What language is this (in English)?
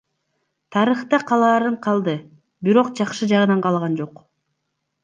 Kyrgyz